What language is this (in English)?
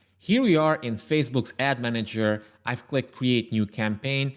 English